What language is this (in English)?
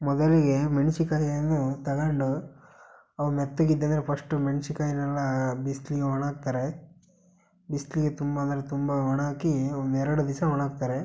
Kannada